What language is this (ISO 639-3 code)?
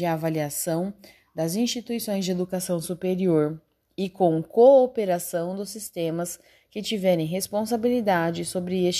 por